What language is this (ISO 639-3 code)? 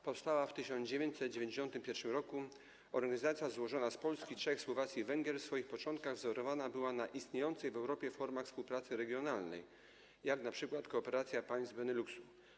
pol